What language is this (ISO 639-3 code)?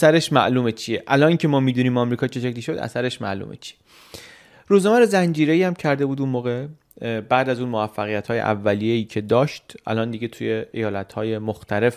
fas